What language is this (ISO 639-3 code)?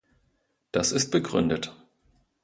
deu